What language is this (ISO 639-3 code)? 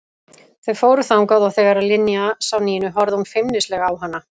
isl